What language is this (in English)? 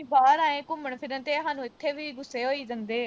Punjabi